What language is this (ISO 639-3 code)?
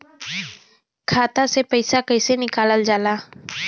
bho